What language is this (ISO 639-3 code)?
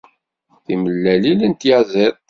kab